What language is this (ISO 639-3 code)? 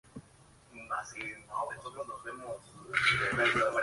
spa